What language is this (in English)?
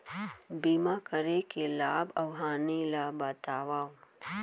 Chhattisgarhi